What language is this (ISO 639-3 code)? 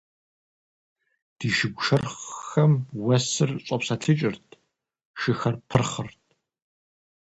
kbd